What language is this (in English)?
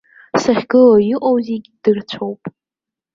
Abkhazian